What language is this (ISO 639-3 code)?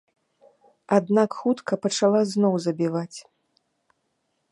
bel